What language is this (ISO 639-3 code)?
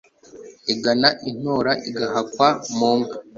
kin